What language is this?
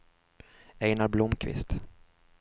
Swedish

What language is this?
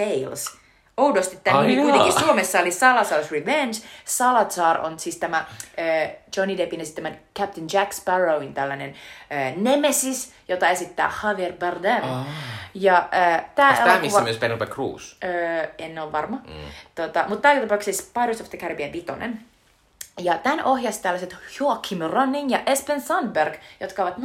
Finnish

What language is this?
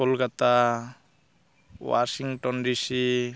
Santali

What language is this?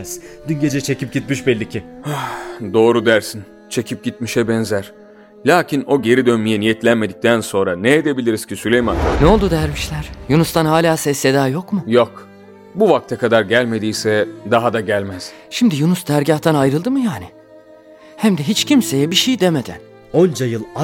Turkish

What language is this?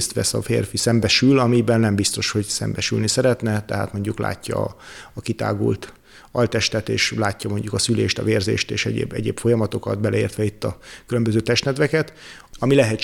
Hungarian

